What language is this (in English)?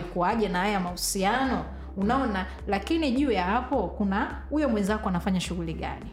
Swahili